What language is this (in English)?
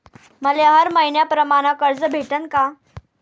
Marathi